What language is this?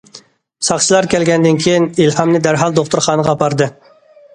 Uyghur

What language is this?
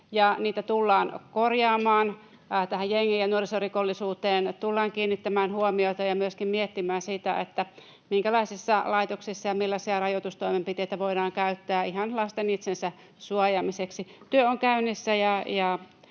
Finnish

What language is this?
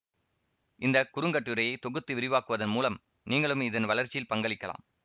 Tamil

